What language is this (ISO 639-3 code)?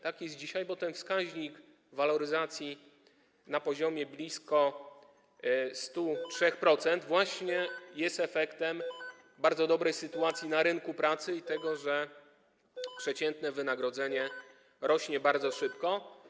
pol